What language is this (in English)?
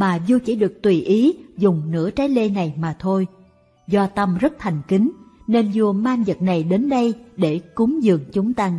Vietnamese